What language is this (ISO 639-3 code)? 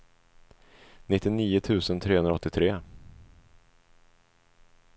swe